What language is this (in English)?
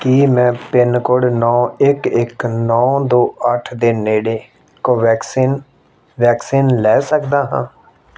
Punjabi